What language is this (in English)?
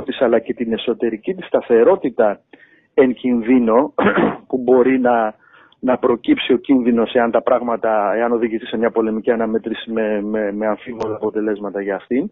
Greek